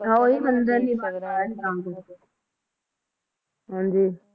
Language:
Punjabi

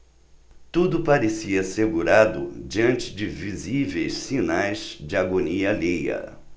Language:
Portuguese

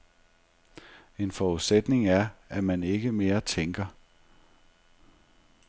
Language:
Danish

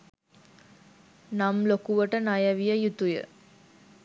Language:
Sinhala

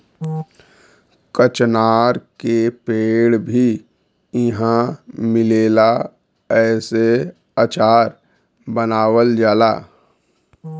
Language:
Bhojpuri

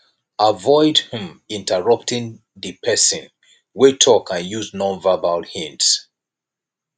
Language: Nigerian Pidgin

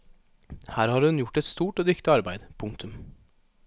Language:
Norwegian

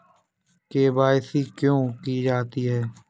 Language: Hindi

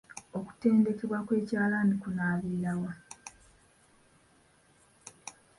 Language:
Ganda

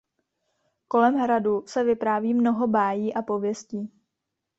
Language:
Czech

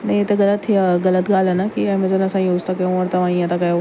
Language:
Sindhi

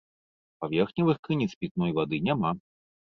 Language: Belarusian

